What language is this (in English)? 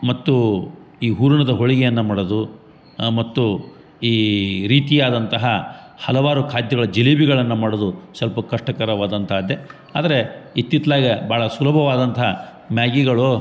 Kannada